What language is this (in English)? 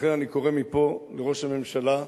Hebrew